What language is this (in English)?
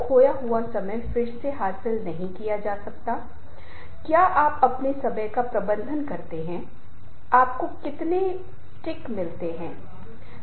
Hindi